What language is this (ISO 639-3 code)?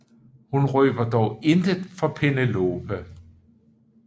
dan